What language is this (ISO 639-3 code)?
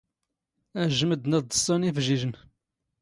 zgh